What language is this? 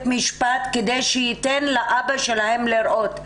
Hebrew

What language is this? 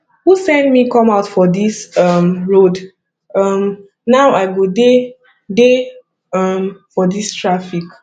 Nigerian Pidgin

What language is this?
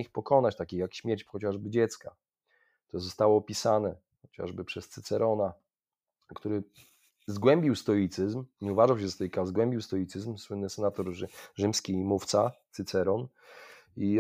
Polish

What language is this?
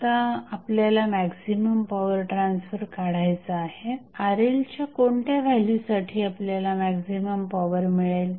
Marathi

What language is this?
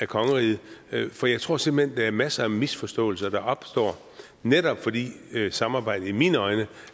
Danish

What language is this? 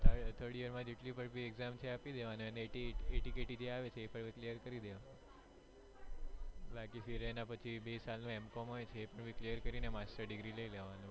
Gujarati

